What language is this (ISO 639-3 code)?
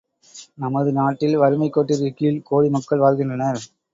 tam